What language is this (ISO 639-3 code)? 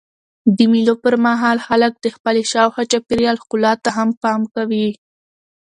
pus